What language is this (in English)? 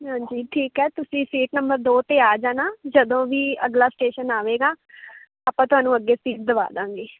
Punjabi